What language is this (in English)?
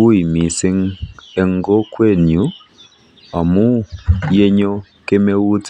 Kalenjin